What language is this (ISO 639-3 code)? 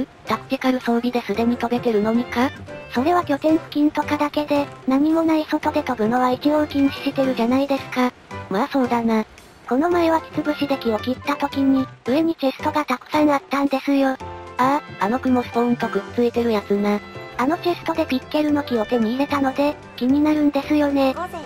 jpn